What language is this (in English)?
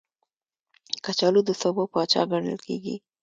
Pashto